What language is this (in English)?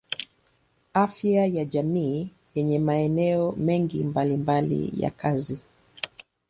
Swahili